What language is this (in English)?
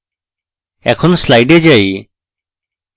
Bangla